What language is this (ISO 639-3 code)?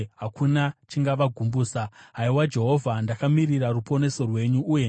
sna